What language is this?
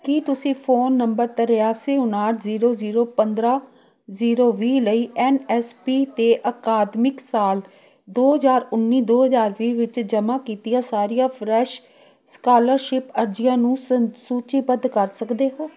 Punjabi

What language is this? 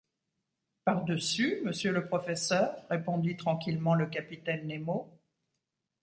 French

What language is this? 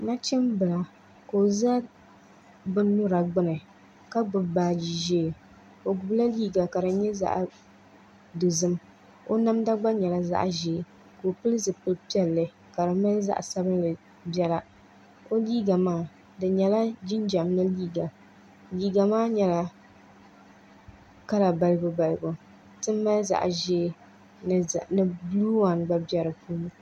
Dagbani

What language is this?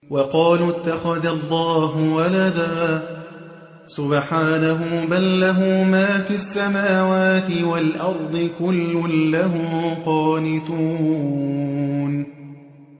Arabic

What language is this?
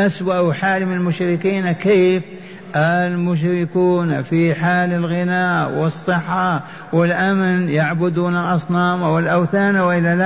Arabic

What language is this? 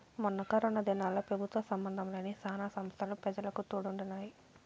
Telugu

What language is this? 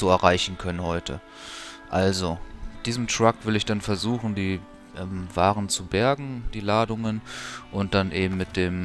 German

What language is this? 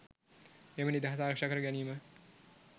Sinhala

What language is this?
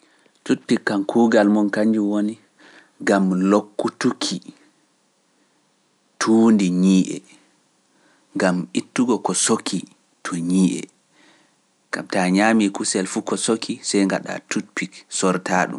Pular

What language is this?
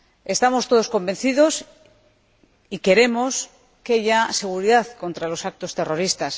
Spanish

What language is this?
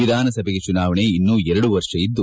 Kannada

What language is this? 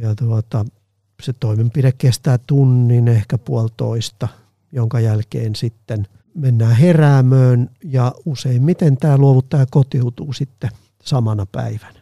Finnish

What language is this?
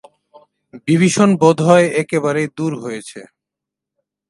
Bangla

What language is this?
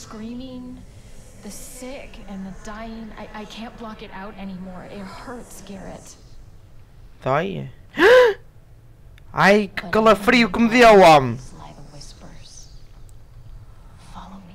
Portuguese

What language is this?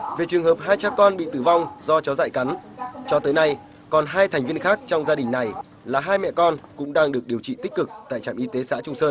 Vietnamese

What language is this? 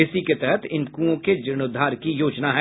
Hindi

